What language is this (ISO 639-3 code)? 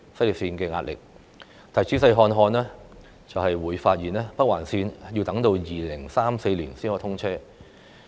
yue